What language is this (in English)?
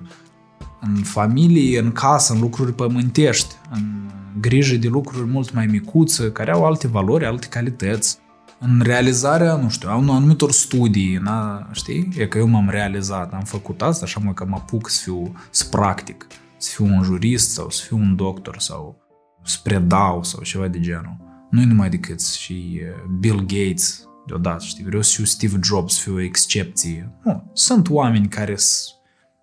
Romanian